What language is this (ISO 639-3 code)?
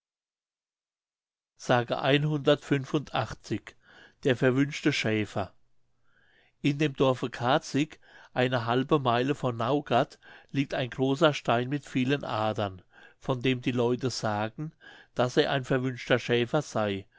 deu